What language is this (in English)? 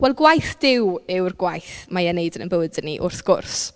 Welsh